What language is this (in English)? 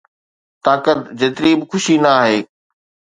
Sindhi